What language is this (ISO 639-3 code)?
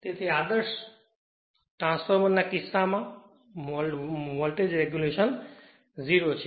guj